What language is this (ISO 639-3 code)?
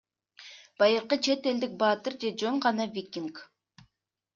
kir